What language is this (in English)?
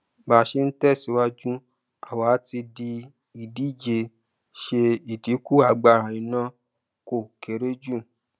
Yoruba